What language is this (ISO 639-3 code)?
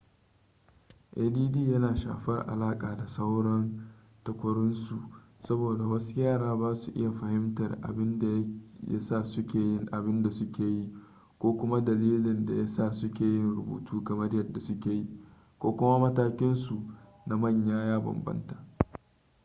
hau